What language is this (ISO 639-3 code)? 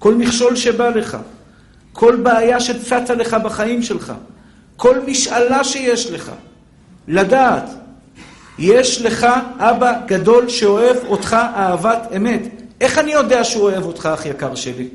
heb